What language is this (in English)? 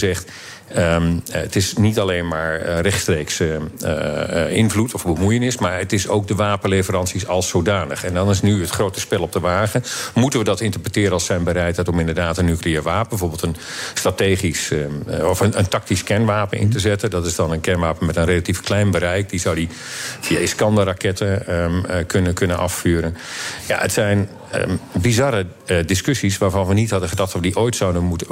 Dutch